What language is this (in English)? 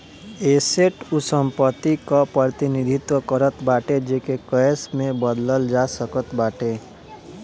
Bhojpuri